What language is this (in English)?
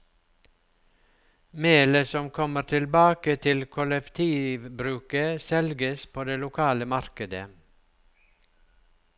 Norwegian